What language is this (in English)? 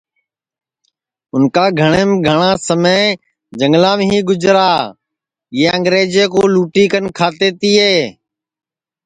Sansi